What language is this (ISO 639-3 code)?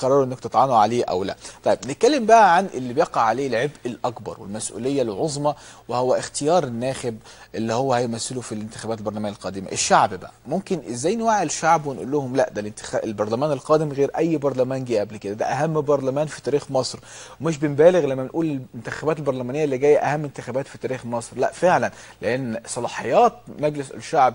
ara